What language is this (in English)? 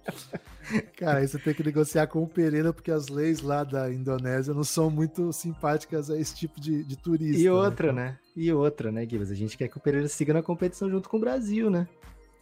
Portuguese